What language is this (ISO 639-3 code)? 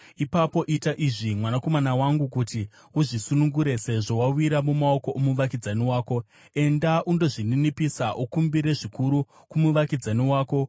sna